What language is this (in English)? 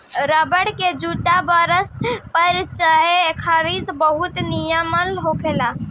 Bhojpuri